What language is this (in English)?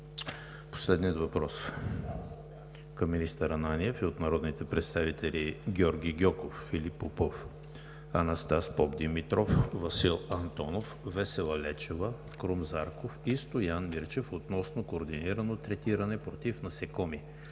Bulgarian